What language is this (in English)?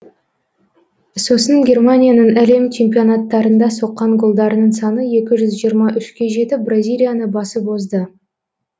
Kazakh